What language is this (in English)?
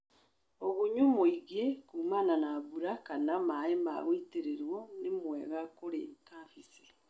Kikuyu